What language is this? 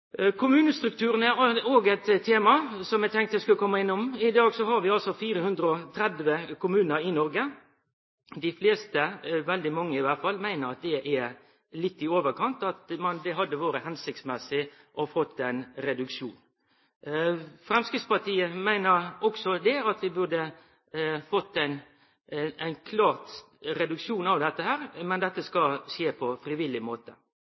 Norwegian Nynorsk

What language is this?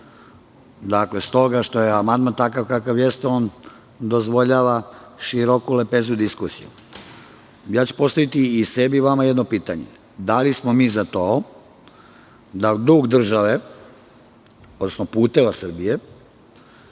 Serbian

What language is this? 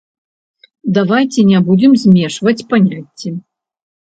Belarusian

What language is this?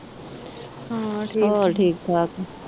Punjabi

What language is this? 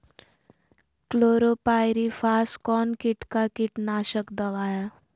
Magahi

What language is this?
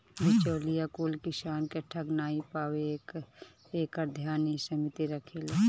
Bhojpuri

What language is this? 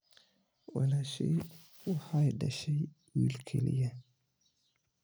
Somali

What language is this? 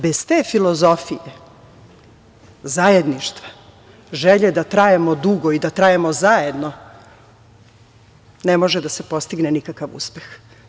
Serbian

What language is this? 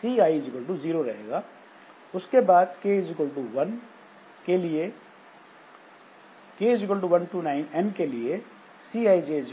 Hindi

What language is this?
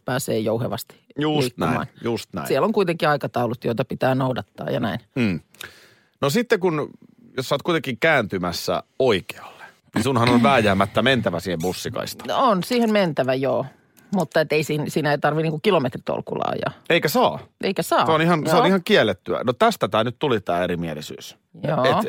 Finnish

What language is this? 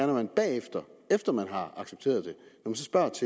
Danish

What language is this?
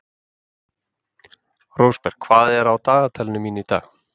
Icelandic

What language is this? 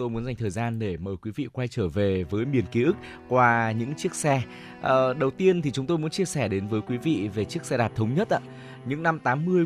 Vietnamese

